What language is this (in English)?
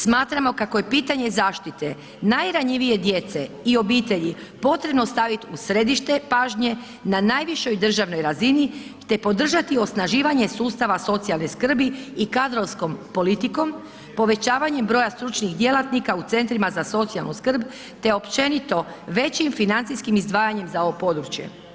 Croatian